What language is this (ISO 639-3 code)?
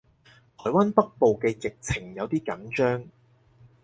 yue